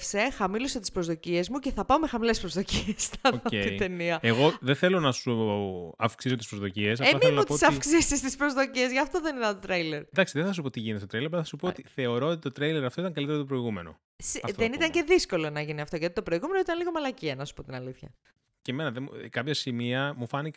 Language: Greek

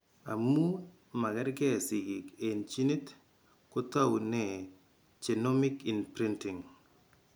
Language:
Kalenjin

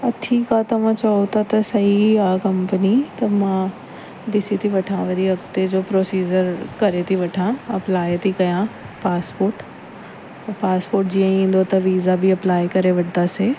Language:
Sindhi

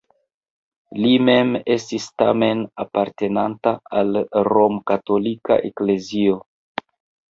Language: Esperanto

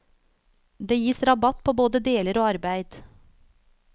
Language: Norwegian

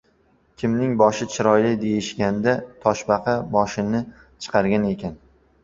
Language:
Uzbek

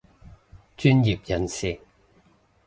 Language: Cantonese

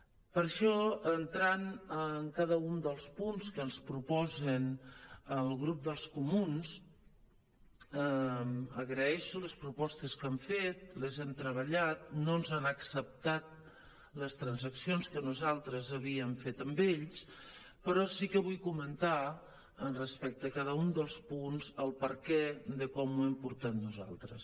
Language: Catalan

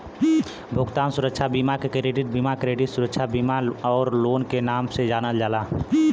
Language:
Bhojpuri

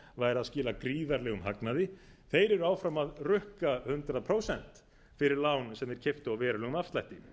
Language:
Icelandic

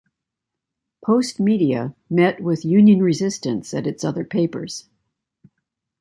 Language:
English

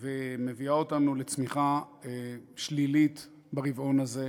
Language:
Hebrew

